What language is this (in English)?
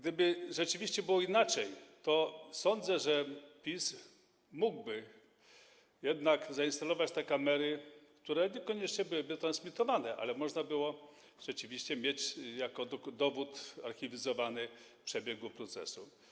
Polish